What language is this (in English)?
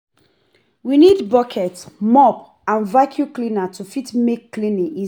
Nigerian Pidgin